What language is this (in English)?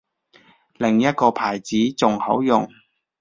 Cantonese